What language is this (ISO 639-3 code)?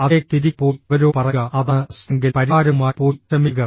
mal